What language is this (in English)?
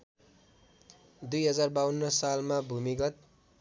Nepali